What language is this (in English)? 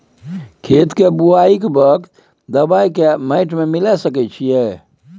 Maithili